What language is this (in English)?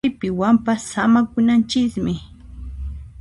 Puno Quechua